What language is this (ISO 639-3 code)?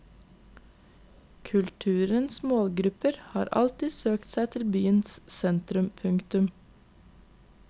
nor